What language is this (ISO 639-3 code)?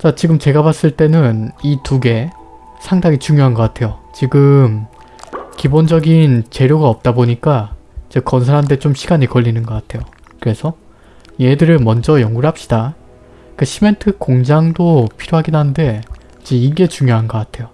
kor